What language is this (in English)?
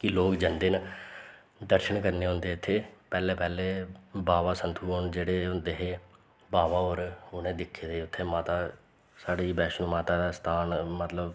Dogri